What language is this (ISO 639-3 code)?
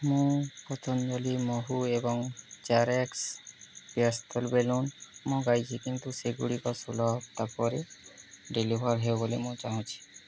ori